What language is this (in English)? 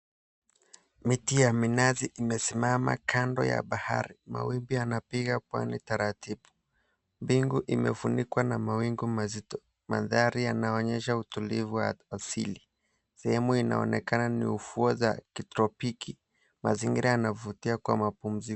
Swahili